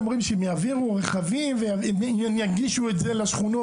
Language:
Hebrew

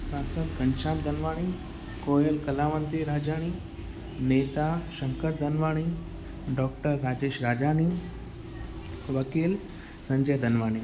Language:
Sindhi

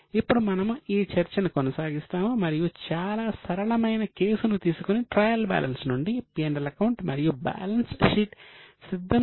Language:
Telugu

